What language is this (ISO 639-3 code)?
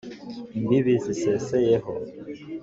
kin